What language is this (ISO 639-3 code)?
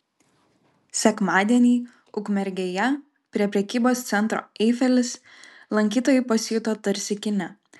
lit